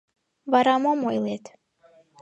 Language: Mari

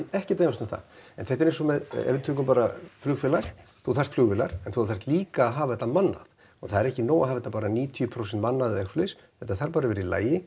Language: Icelandic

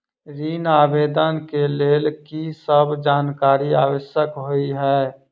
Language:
Maithili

